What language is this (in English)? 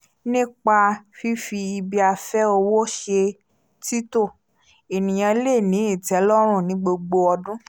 Yoruba